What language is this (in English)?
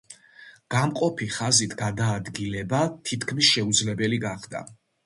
Georgian